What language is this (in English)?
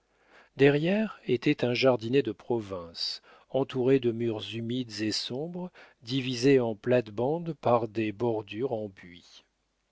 French